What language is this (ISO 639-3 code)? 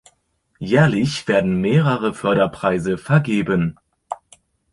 deu